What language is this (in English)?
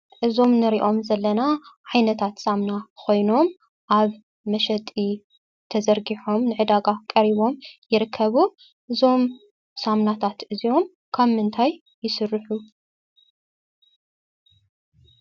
Tigrinya